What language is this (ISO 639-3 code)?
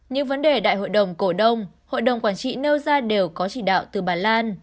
vie